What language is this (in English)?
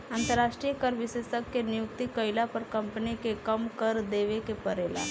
Bhojpuri